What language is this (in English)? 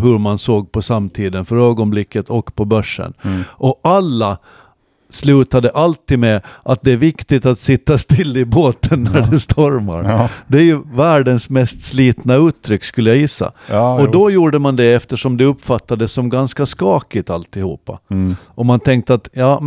Swedish